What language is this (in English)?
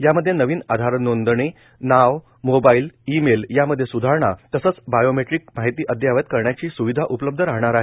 Marathi